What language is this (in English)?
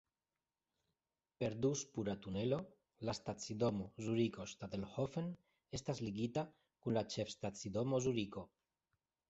Esperanto